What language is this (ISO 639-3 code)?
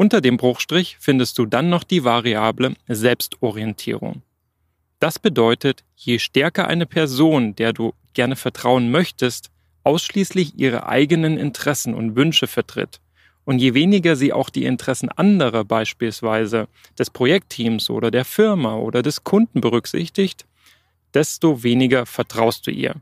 deu